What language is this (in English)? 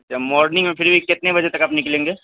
Urdu